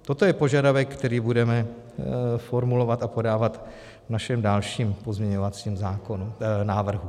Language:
Czech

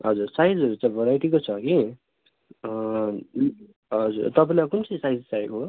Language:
Nepali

